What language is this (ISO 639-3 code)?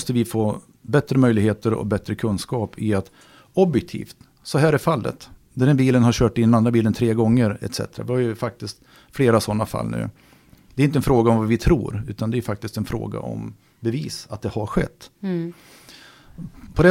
swe